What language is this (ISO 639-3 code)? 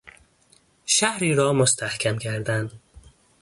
fas